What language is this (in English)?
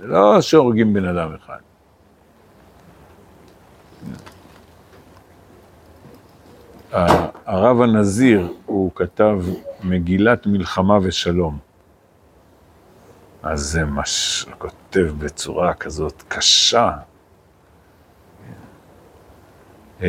Hebrew